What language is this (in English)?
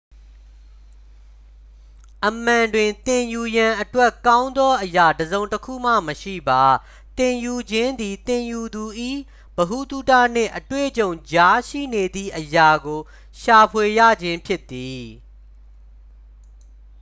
Burmese